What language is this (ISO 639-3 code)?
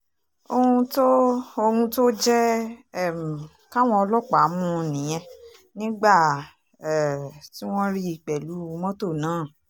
yor